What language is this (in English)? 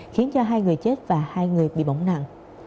Vietnamese